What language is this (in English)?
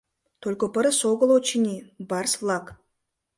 Mari